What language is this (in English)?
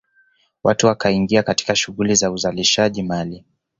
Swahili